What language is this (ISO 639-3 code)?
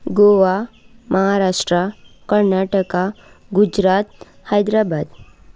kok